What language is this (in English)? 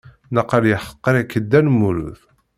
Kabyle